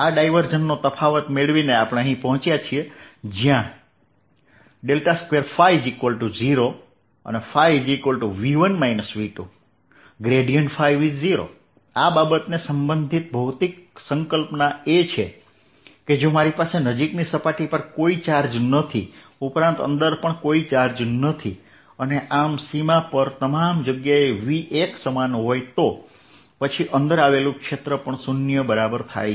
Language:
Gujarati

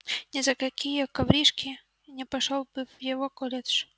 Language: Russian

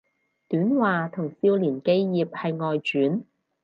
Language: Cantonese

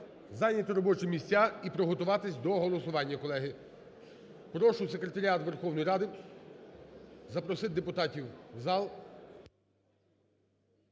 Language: Ukrainian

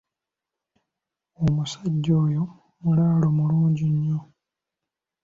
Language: Ganda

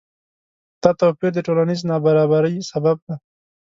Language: Pashto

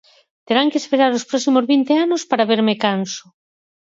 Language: Galician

